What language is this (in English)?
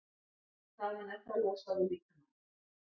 Icelandic